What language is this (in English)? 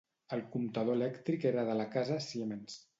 Catalan